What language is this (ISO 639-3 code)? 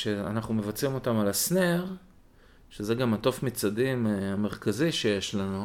heb